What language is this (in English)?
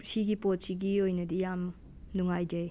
Manipuri